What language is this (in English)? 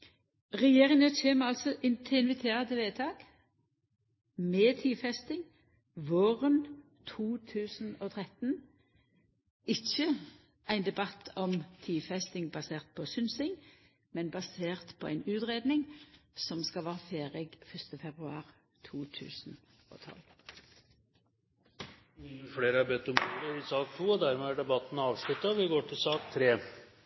Norwegian